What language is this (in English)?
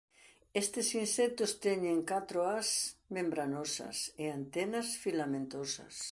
Galician